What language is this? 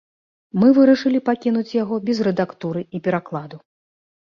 Belarusian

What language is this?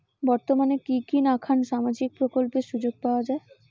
Bangla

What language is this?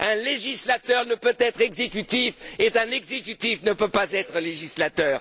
French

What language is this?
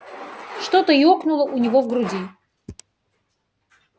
Russian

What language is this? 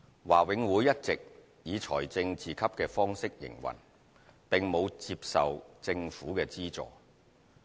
Cantonese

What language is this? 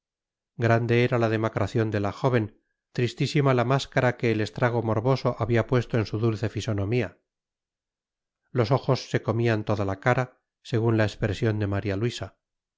Spanish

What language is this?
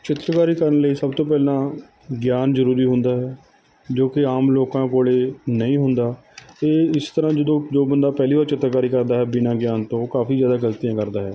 Punjabi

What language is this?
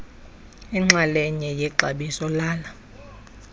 Xhosa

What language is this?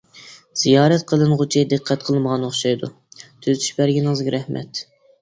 Uyghur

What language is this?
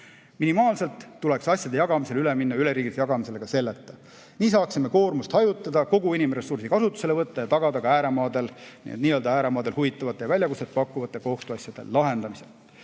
Estonian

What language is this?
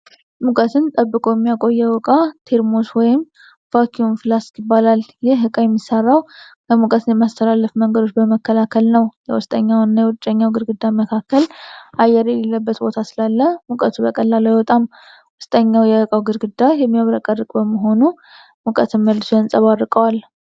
Amharic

